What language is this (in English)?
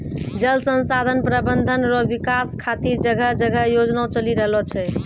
Maithili